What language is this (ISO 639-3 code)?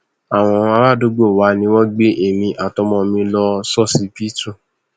yor